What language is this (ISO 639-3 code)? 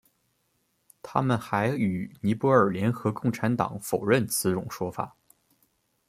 zho